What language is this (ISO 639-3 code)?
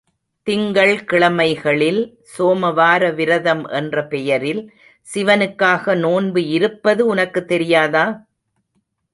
tam